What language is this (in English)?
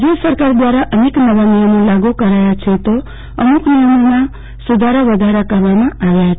Gujarati